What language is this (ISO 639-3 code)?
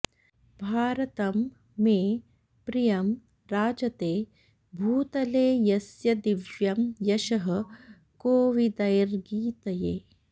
san